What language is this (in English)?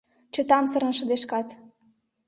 Mari